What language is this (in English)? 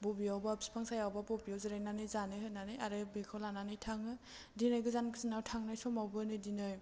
Bodo